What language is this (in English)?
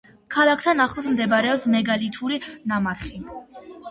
Georgian